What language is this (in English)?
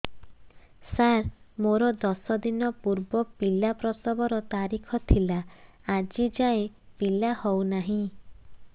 Odia